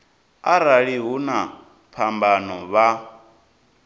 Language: Venda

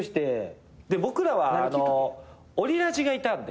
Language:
Japanese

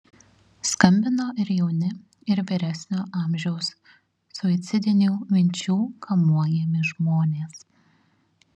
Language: Lithuanian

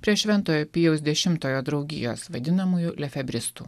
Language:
Lithuanian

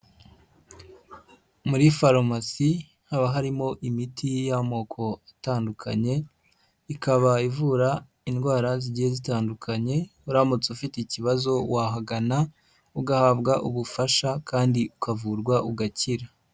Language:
Kinyarwanda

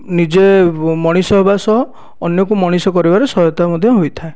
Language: Odia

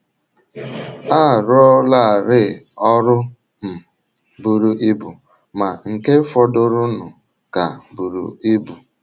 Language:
Igbo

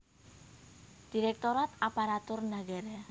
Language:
Javanese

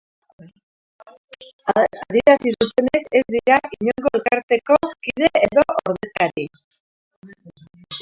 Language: Basque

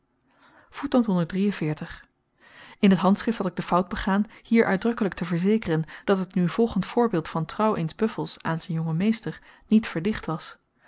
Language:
Dutch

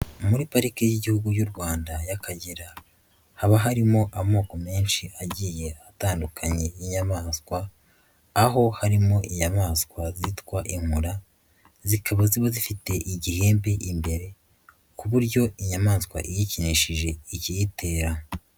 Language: Kinyarwanda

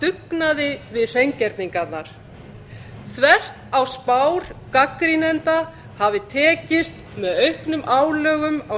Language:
Icelandic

